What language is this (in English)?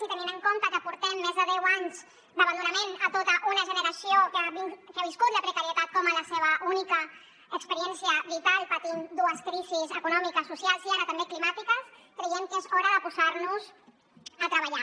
Catalan